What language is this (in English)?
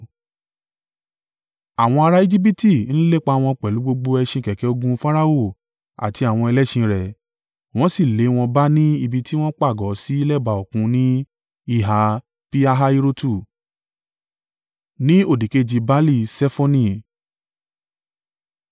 Yoruba